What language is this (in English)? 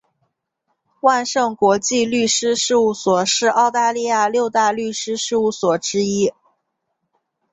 Chinese